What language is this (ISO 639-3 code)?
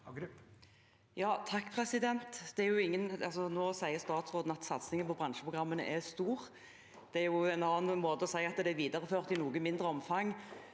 nor